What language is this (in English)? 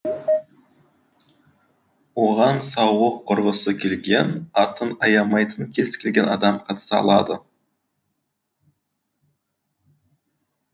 Kazakh